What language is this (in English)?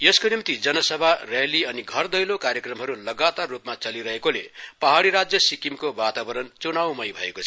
Nepali